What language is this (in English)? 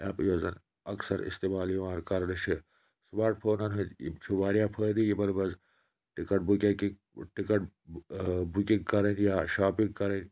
Kashmiri